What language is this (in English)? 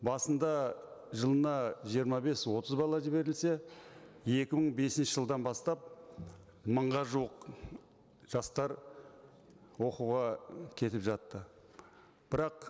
Kazakh